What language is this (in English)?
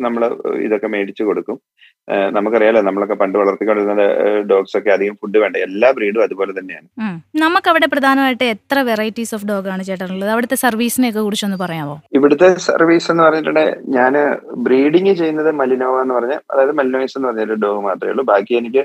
Malayalam